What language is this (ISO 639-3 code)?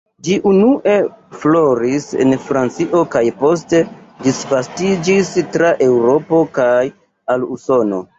epo